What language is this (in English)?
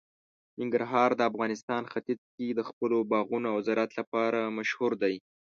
Pashto